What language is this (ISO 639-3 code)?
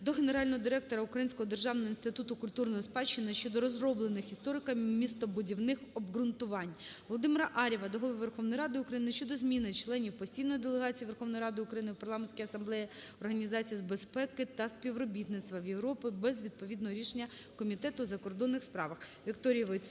ukr